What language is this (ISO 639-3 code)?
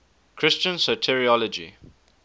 eng